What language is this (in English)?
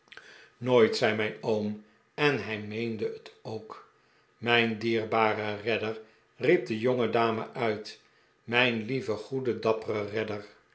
Dutch